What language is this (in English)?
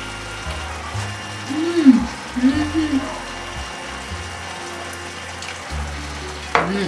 Japanese